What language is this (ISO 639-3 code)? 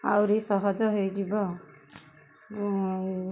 ori